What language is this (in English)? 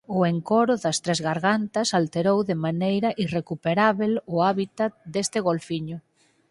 Galician